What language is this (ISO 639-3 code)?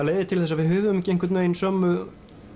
isl